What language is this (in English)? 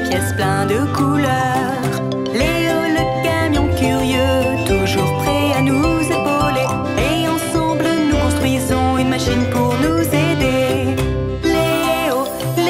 French